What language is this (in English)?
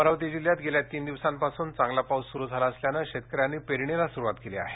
Marathi